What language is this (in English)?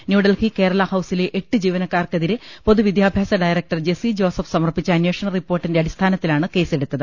Malayalam